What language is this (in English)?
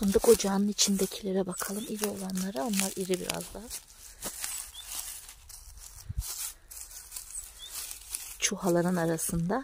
Turkish